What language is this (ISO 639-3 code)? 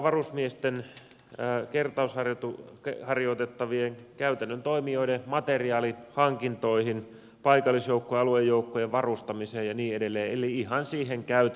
fin